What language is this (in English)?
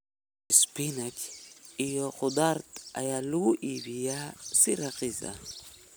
Somali